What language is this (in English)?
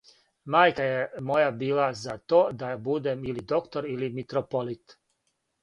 Serbian